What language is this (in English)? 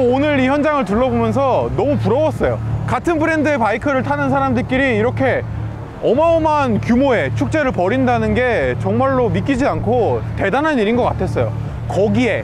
Korean